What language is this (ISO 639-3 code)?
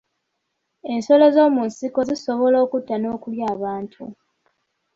lug